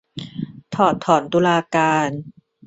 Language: Thai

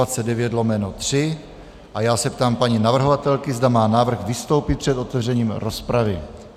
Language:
Czech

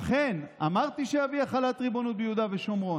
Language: Hebrew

